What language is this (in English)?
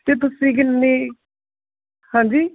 Punjabi